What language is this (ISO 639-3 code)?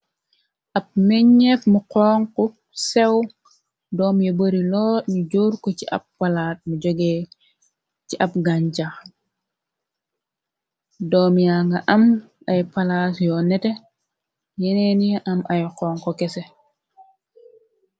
wol